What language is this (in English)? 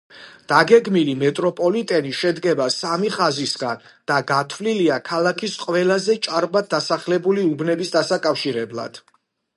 Georgian